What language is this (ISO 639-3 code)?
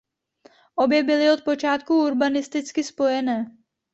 ces